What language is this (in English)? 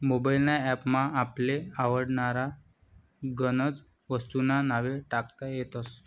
Marathi